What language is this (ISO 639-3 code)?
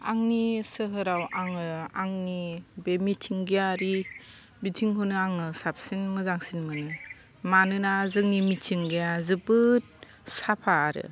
brx